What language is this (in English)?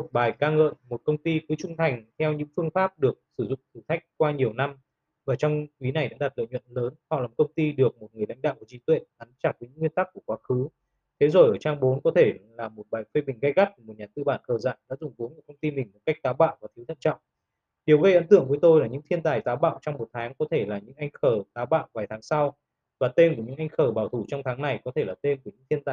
Vietnamese